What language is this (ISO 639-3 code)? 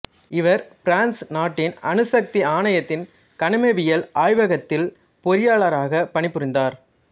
tam